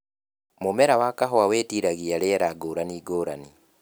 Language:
Kikuyu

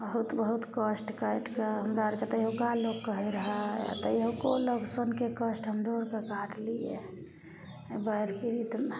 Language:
Maithili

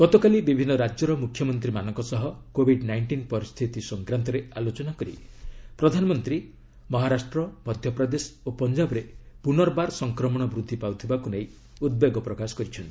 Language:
Odia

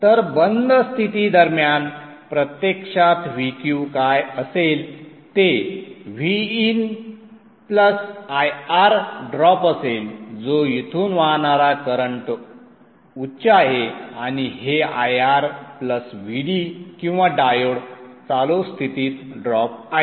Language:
Marathi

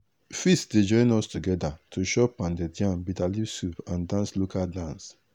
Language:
Nigerian Pidgin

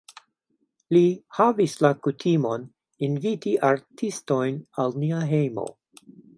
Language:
Esperanto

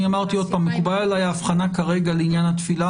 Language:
Hebrew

